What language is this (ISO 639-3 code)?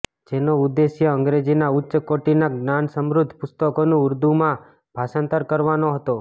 guj